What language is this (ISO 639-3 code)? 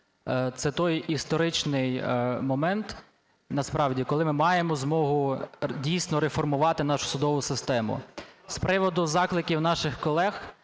ukr